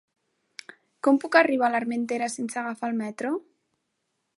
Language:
Catalan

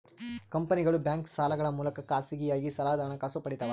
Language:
Kannada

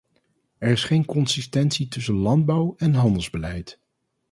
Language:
Dutch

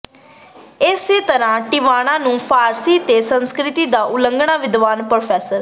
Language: Punjabi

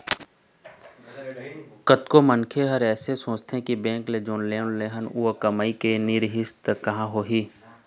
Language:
Chhattisgarhi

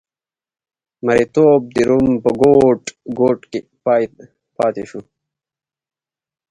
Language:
Pashto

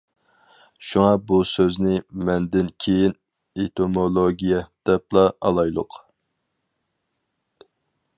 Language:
Uyghur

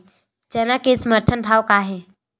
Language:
Chhattisgarhi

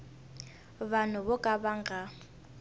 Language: Tsonga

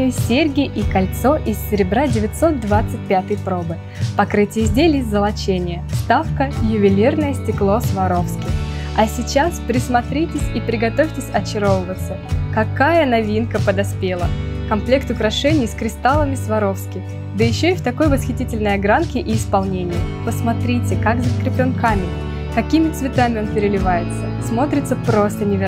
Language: Russian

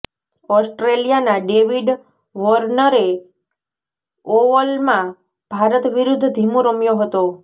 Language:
Gujarati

